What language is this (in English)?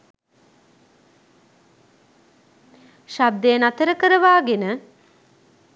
Sinhala